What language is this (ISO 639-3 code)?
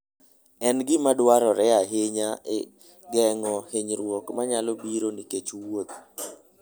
luo